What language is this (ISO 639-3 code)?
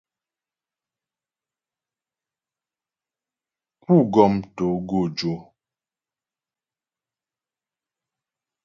bbj